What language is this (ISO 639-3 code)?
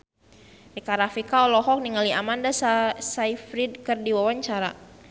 sun